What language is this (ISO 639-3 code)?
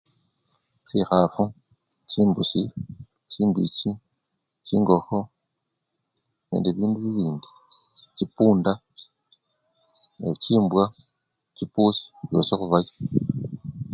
luy